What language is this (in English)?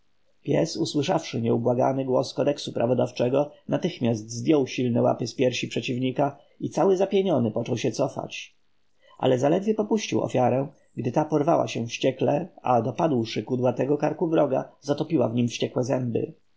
Polish